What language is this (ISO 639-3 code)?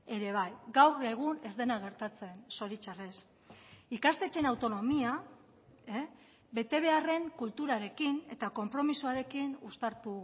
eus